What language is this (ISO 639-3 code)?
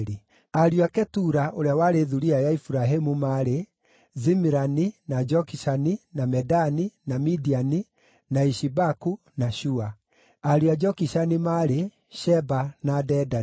kik